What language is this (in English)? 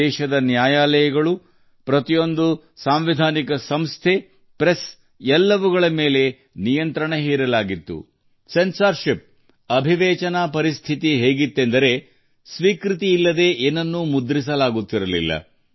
Kannada